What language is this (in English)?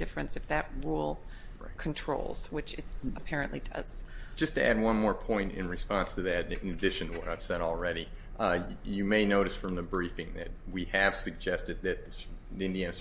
English